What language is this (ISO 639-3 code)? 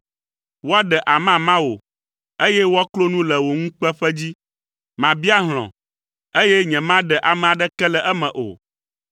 ewe